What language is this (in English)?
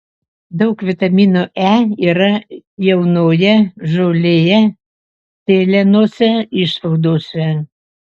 Lithuanian